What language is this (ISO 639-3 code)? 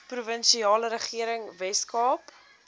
afr